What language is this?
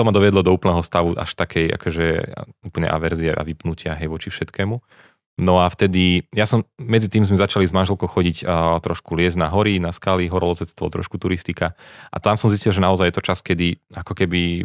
Slovak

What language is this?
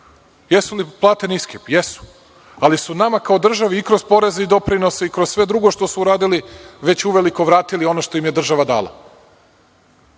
Serbian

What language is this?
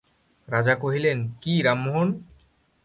Bangla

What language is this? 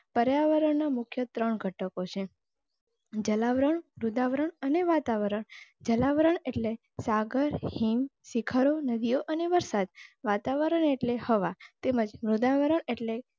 Gujarati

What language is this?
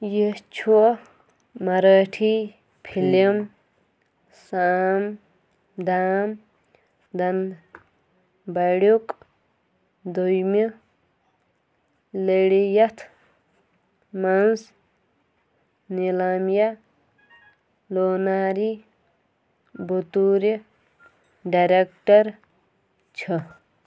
Kashmiri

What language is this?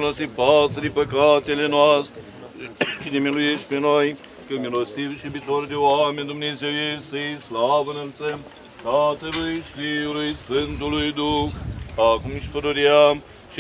Romanian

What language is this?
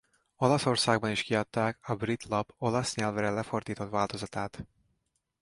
Hungarian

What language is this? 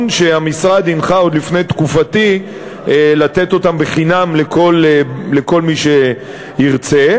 Hebrew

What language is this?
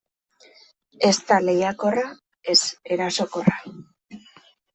Basque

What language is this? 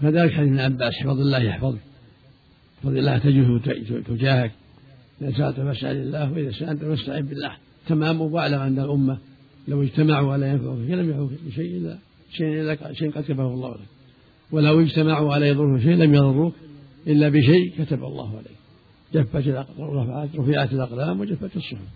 Arabic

